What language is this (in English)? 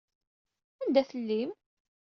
Kabyle